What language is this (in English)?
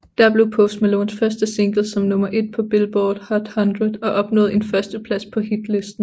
Danish